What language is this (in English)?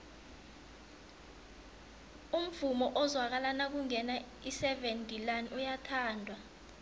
South Ndebele